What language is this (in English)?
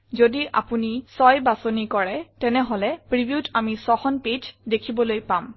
Assamese